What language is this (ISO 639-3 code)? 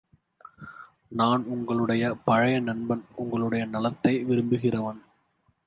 tam